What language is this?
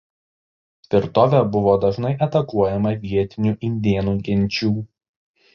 Lithuanian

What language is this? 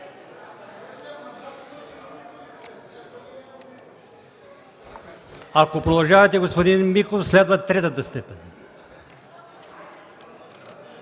Bulgarian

